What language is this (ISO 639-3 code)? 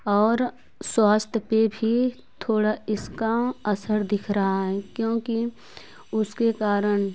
hin